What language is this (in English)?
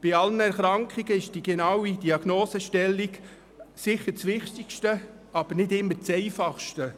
Swiss German